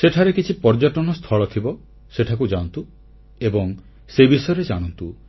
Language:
Odia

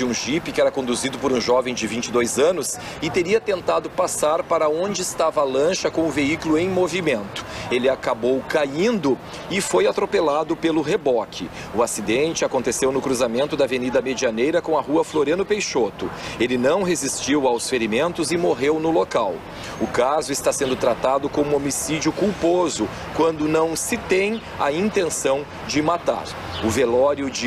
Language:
Portuguese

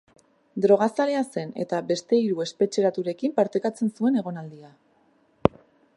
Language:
Basque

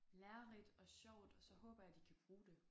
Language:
Danish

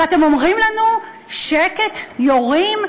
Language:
Hebrew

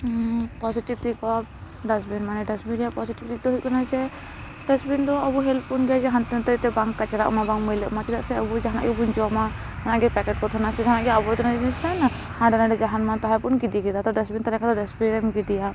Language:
Santali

